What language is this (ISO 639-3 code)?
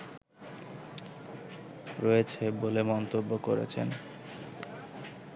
ben